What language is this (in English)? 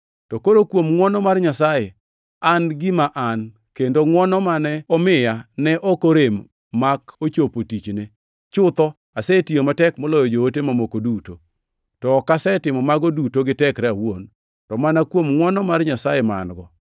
Luo (Kenya and Tanzania)